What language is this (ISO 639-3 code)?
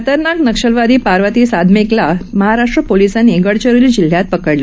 mar